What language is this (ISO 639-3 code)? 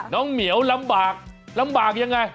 tha